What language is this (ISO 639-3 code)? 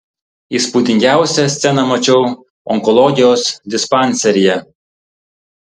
lit